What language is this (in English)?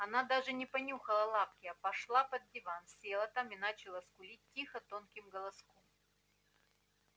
Russian